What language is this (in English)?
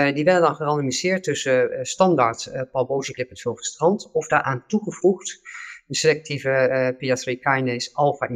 Dutch